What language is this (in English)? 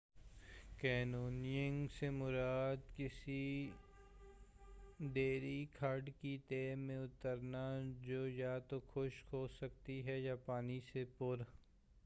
Urdu